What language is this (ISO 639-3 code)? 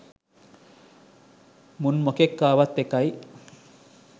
sin